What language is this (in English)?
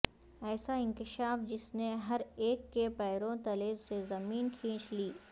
Urdu